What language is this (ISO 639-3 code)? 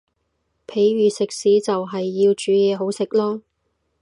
yue